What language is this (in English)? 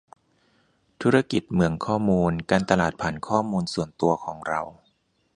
Thai